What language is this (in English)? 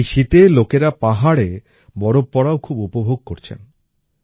Bangla